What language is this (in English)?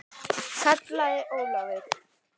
Icelandic